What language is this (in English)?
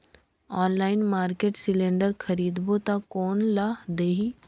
Chhattisgarhi